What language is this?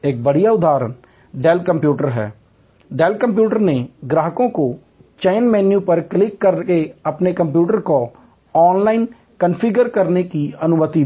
Hindi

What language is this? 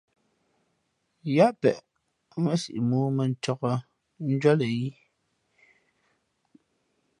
Fe'fe'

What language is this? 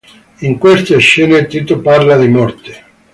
Italian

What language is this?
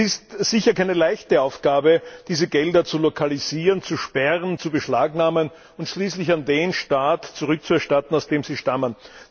German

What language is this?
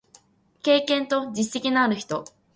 Japanese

